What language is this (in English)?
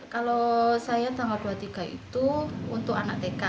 Indonesian